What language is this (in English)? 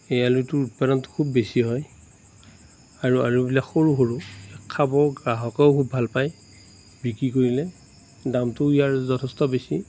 Assamese